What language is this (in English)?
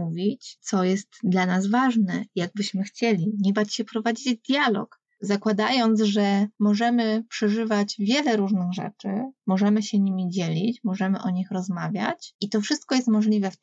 Polish